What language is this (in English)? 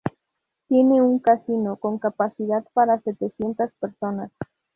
Spanish